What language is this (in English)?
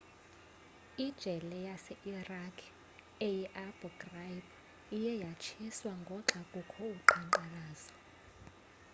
Xhosa